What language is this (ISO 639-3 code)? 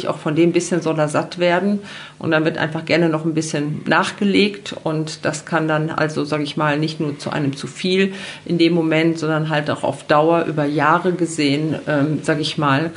deu